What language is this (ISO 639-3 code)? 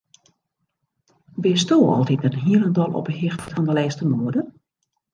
fry